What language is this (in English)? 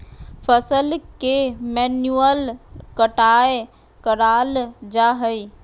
Magahi